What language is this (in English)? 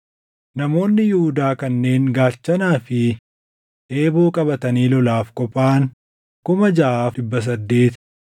Oromo